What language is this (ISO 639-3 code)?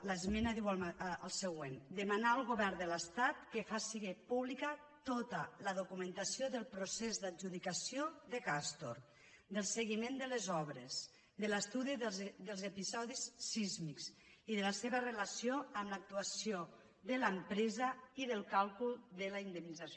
cat